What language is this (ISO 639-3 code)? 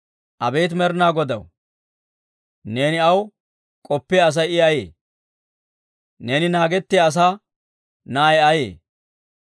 dwr